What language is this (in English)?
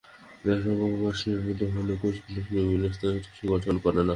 Bangla